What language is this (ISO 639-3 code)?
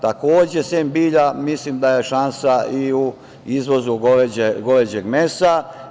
srp